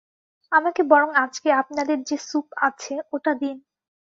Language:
Bangla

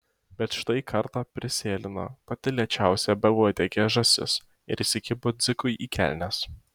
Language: Lithuanian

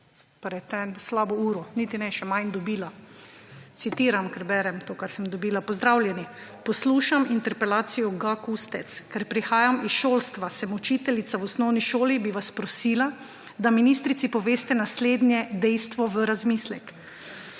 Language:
Slovenian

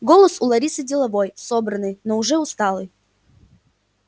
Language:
Russian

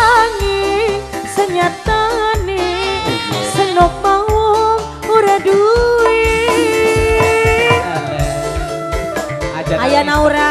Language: Indonesian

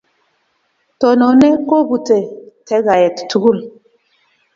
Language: Kalenjin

